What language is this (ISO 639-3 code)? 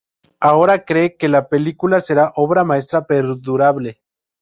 spa